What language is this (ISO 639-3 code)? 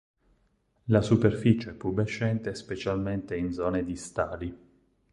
ita